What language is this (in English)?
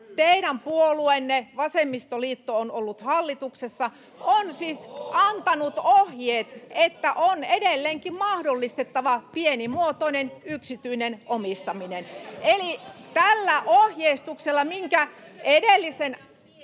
Finnish